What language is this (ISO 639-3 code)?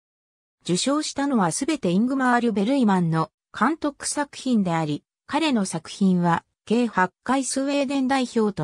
jpn